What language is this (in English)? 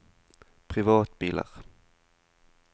Norwegian